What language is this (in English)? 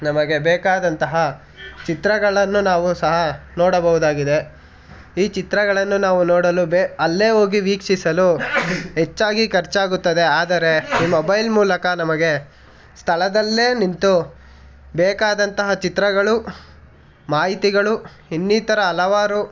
Kannada